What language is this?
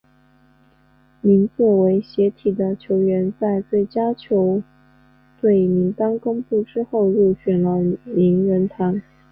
Chinese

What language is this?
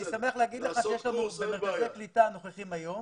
Hebrew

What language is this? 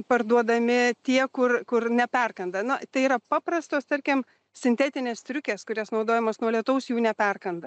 Lithuanian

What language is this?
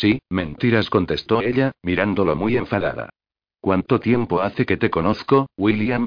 Spanish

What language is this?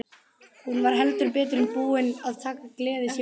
Icelandic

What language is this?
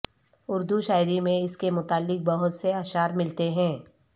Urdu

